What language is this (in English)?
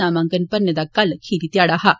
Dogri